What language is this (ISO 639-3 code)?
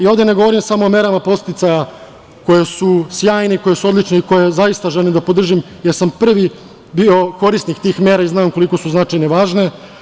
srp